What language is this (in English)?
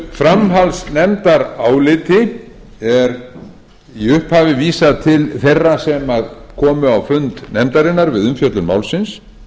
Icelandic